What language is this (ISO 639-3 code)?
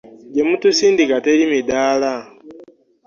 lug